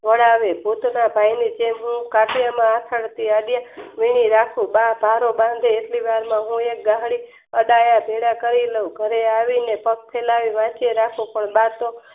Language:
Gujarati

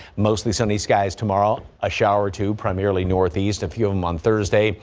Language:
English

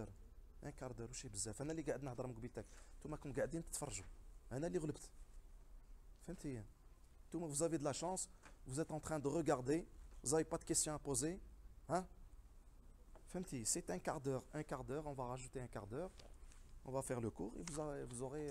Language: French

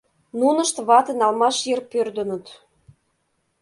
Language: Mari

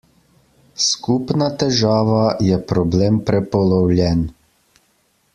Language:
Slovenian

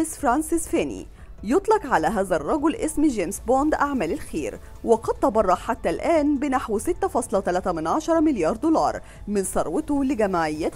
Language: Arabic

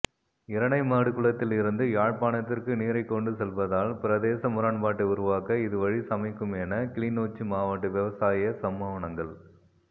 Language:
Tamil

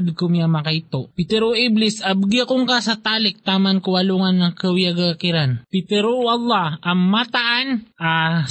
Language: Filipino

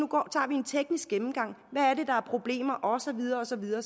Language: Danish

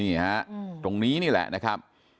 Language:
Thai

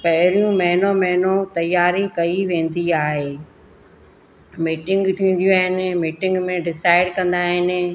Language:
Sindhi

